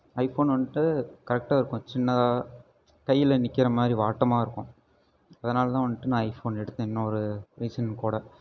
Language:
Tamil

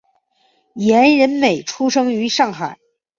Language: Chinese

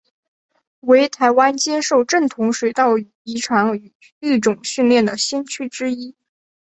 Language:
Chinese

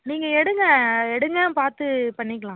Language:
Tamil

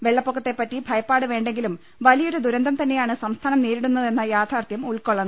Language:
Malayalam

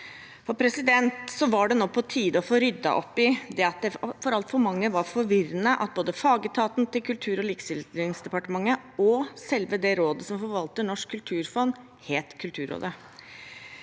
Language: Norwegian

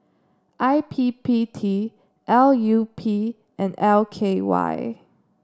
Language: English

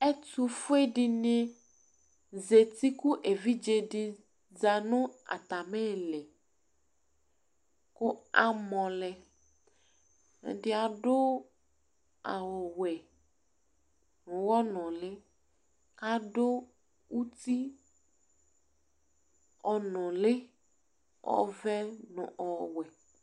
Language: Ikposo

